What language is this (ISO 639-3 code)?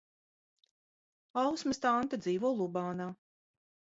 lav